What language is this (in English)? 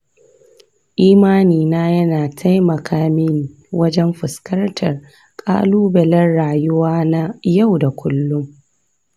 Hausa